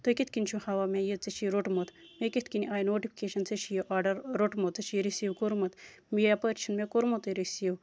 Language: Kashmiri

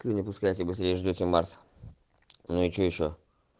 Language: Russian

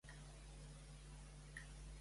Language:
Catalan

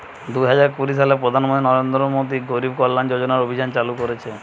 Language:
Bangla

